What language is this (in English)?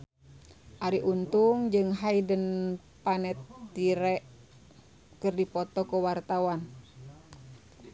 Sundanese